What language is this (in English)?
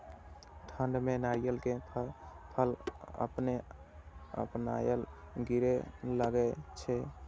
Maithili